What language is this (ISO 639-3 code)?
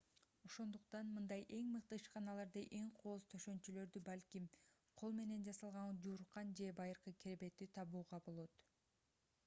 kir